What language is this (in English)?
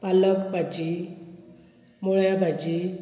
Konkani